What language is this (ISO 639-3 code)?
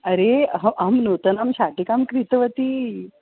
san